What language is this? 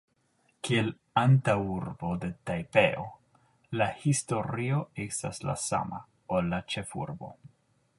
Esperanto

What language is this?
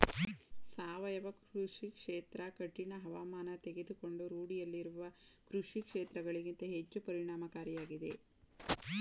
Kannada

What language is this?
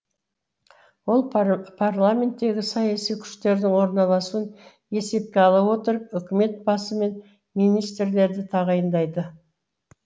Kazakh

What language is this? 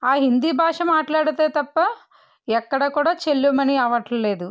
Telugu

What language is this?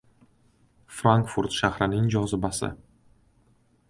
Uzbek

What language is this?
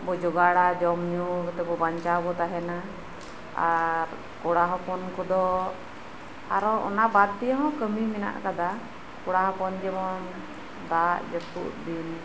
Santali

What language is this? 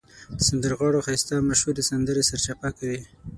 Pashto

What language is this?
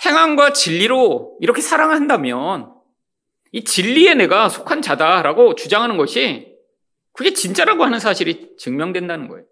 Korean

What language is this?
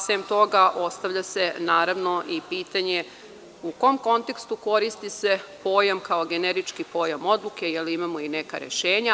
Serbian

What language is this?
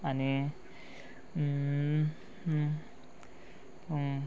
Konkani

